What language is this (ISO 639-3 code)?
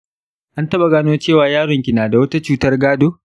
hau